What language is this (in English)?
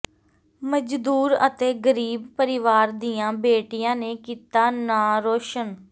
Punjabi